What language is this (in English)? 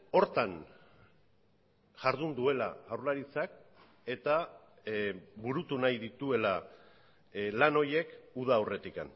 Basque